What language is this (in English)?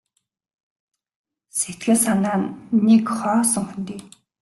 Mongolian